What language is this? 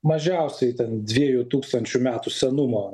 Lithuanian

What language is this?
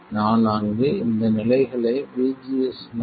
Tamil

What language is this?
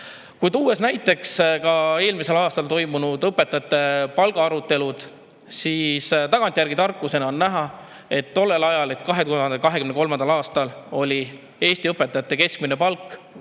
Estonian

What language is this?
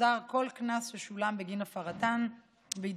Hebrew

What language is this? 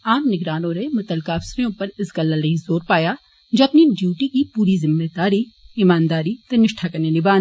Dogri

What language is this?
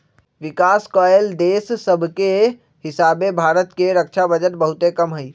Magahi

